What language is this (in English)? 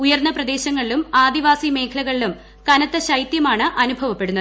Malayalam